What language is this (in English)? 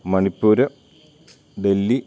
Malayalam